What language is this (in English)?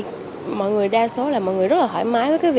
Vietnamese